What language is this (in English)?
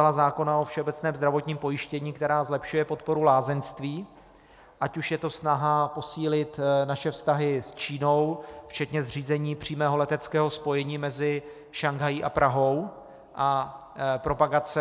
Czech